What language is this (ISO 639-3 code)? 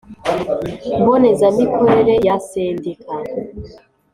kin